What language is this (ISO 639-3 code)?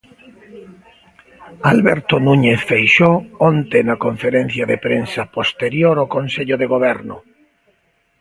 glg